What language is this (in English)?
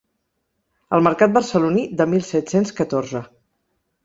Catalan